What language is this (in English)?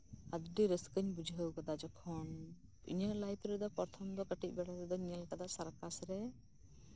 Santali